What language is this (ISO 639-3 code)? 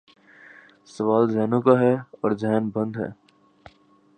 urd